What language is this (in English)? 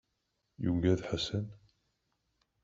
Kabyle